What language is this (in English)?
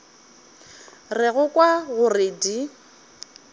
Northern Sotho